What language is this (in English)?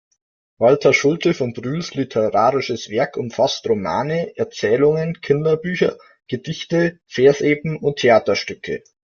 German